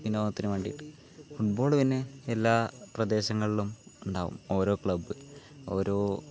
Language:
Malayalam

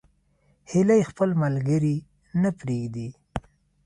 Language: Pashto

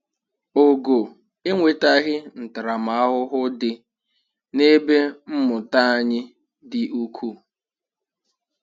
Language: Igbo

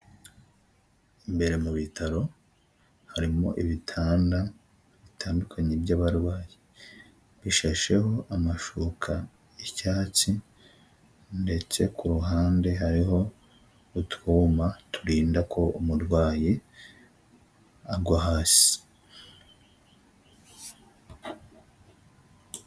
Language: Kinyarwanda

